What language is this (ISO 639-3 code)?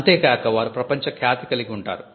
tel